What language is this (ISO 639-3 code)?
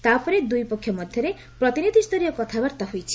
ori